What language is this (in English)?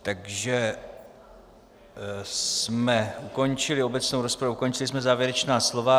Czech